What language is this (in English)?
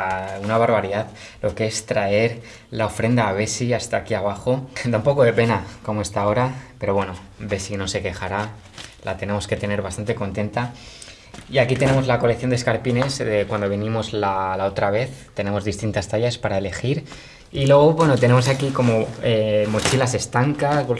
Spanish